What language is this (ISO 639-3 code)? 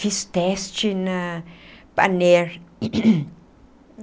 por